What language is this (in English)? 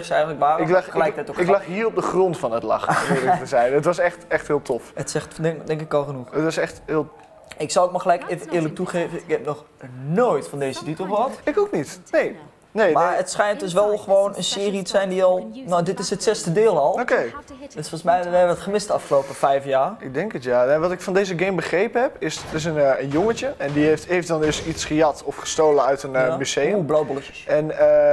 Dutch